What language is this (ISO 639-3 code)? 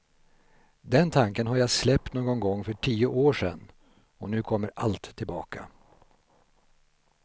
swe